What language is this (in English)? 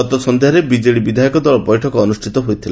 Odia